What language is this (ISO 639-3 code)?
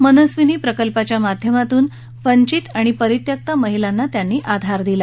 mar